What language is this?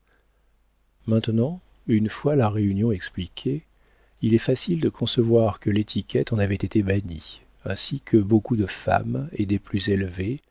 French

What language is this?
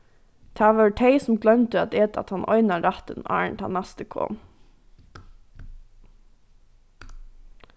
Faroese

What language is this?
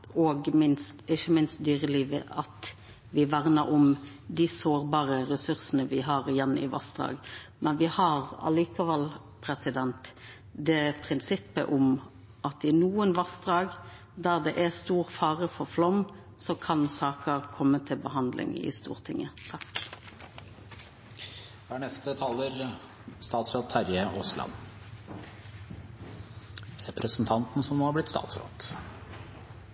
Norwegian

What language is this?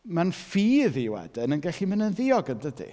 Welsh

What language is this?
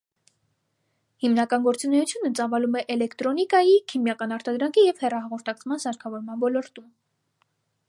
Armenian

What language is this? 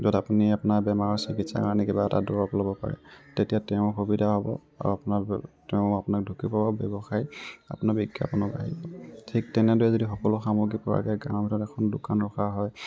Assamese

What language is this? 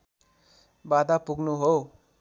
Nepali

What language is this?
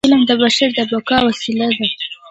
Pashto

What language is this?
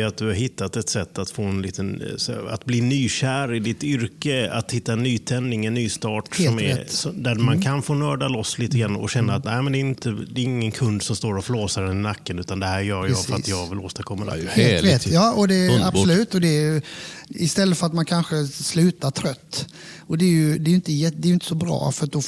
Swedish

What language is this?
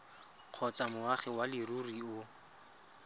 Tswana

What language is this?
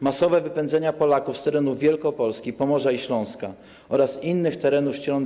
Polish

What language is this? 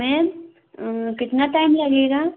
Hindi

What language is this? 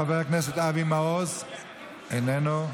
Hebrew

